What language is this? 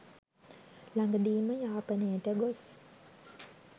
Sinhala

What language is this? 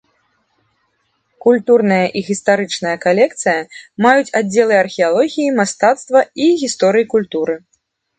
Belarusian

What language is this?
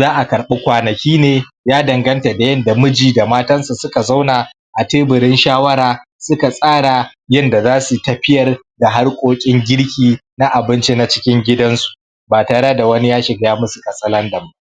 Hausa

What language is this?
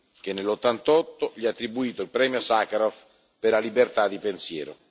Italian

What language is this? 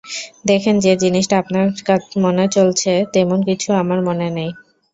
Bangla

